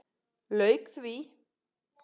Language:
Icelandic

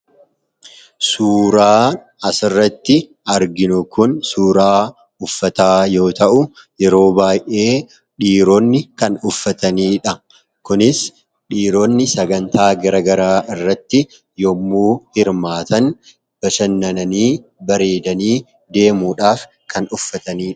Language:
Oromo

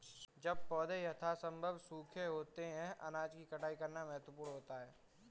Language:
Hindi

